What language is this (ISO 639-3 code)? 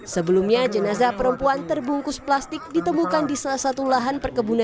ind